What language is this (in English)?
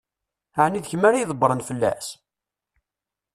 Kabyle